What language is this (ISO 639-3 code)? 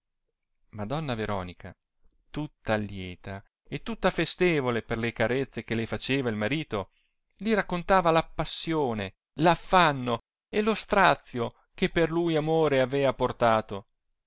ita